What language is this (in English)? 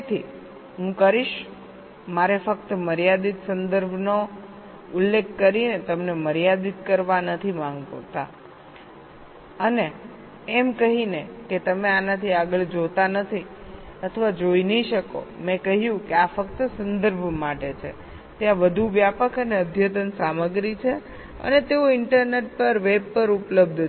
Gujarati